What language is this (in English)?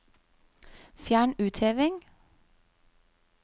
Norwegian